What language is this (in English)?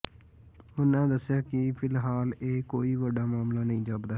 Punjabi